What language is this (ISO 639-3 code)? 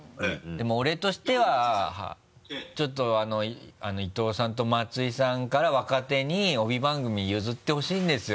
jpn